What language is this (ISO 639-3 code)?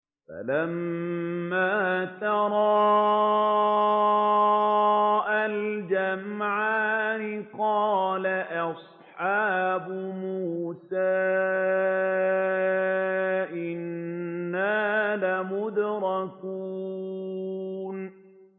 ara